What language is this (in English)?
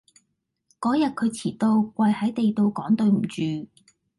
Cantonese